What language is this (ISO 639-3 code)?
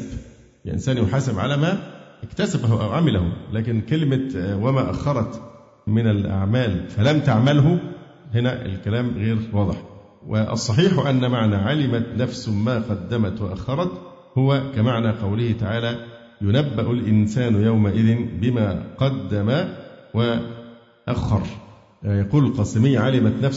ara